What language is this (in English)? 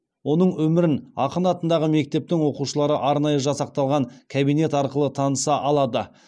Kazakh